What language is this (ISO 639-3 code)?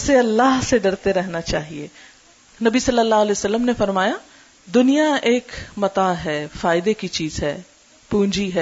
urd